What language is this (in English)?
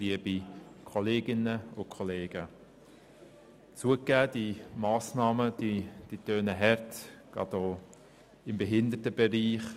Swiss German